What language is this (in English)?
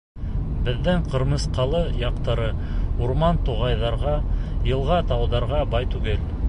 Bashkir